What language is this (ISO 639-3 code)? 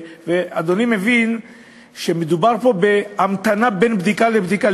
heb